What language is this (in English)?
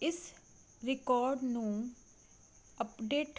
Punjabi